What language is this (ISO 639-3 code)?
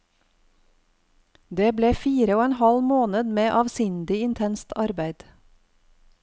nor